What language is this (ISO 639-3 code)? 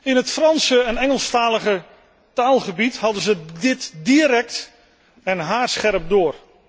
nld